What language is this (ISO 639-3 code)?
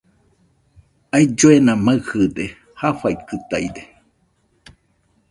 hux